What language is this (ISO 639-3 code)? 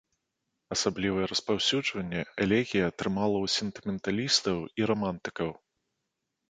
bel